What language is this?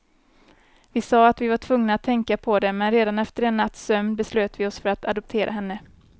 Swedish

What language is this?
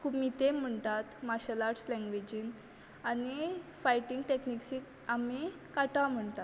Konkani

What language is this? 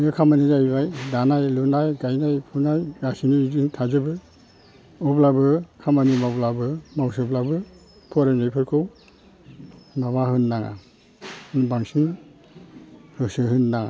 Bodo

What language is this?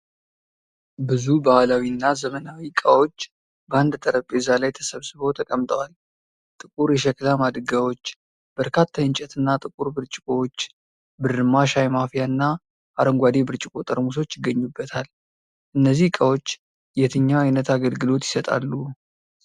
Amharic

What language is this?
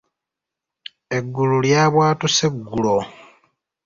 Ganda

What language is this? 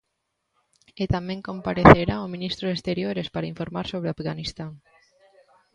Galician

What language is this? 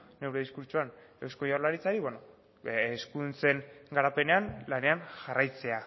Basque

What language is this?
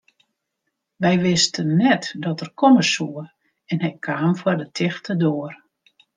Western Frisian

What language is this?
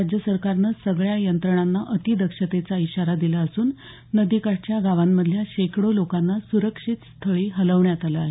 Marathi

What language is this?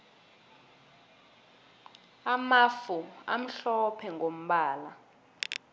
South Ndebele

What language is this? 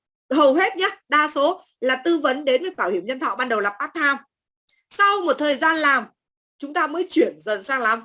Vietnamese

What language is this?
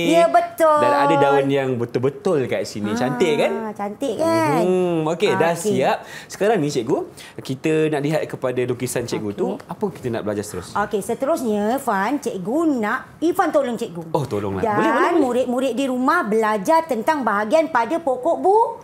Malay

